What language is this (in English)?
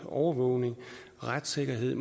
Danish